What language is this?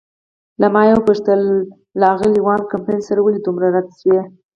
Pashto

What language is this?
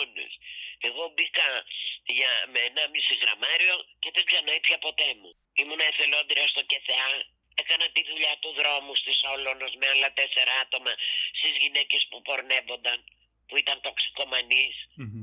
Greek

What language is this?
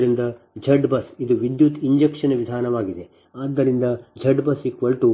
Kannada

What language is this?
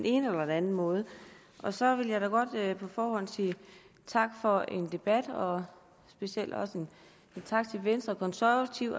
Danish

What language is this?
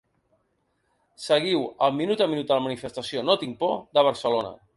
Catalan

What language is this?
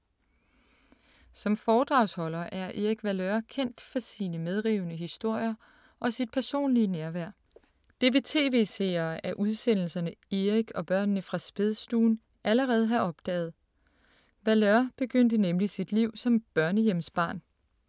Danish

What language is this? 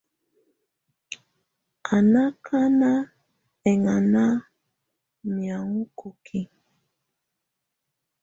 Tunen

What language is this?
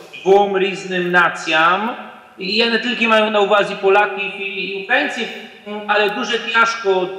Polish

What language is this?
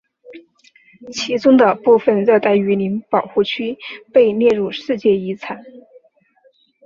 Chinese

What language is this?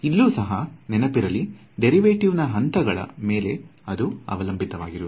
Kannada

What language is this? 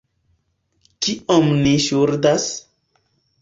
Esperanto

